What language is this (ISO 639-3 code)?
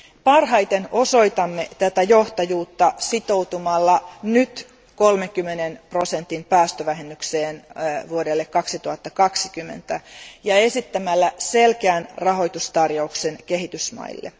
fin